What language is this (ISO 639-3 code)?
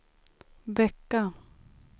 swe